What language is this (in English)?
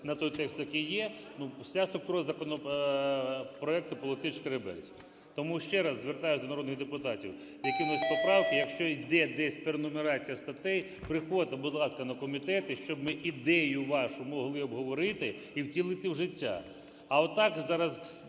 Ukrainian